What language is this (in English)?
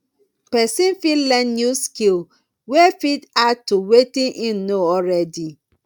Nigerian Pidgin